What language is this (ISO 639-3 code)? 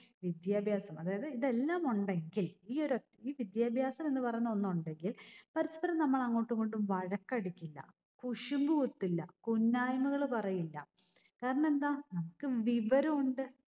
mal